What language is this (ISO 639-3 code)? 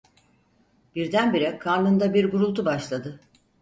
tur